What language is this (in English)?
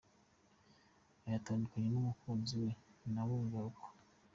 Kinyarwanda